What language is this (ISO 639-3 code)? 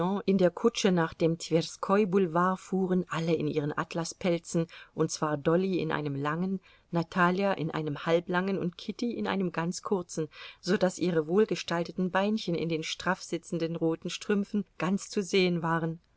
deu